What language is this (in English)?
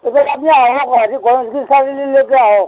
Assamese